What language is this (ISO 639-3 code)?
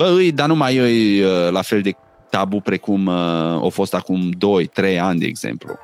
ron